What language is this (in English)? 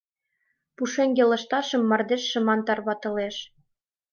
Mari